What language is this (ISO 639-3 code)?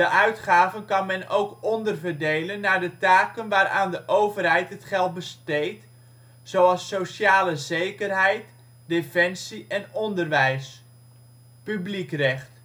nld